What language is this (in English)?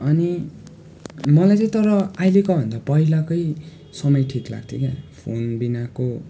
Nepali